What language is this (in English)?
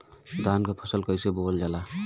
Bhojpuri